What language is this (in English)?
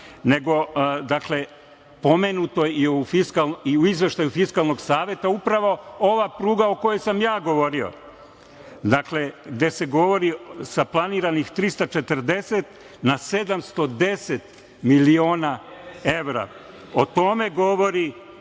Serbian